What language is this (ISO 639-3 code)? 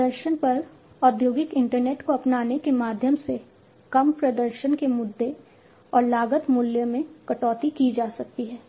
hin